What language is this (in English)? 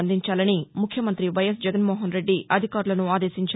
Telugu